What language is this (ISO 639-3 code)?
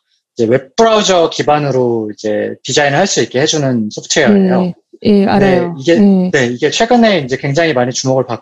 kor